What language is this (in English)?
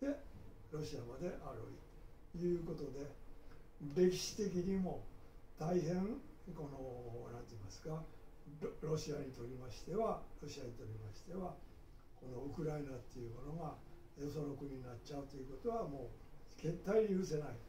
Japanese